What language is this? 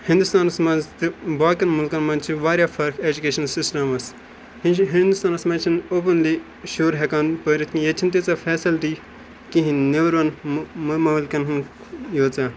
Kashmiri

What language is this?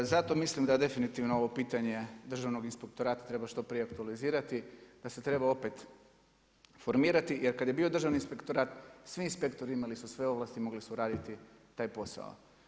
Croatian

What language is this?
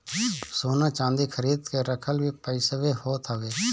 Bhojpuri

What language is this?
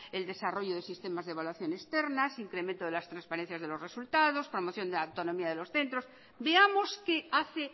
Spanish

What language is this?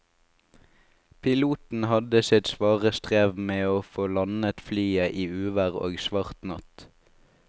Norwegian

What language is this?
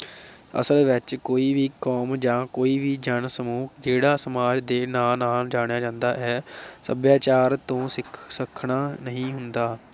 Punjabi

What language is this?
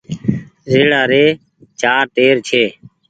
Goaria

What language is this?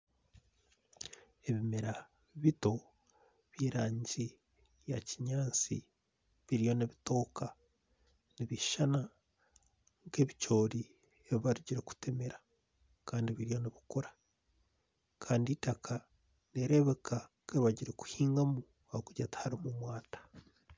Nyankole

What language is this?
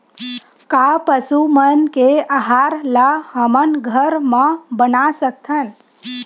Chhattisgarhi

